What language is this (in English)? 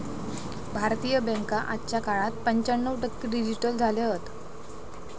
Marathi